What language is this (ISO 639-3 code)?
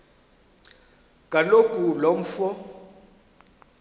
xho